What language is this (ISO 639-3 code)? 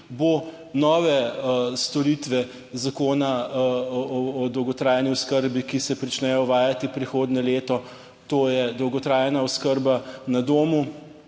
slv